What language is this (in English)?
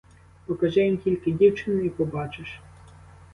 Ukrainian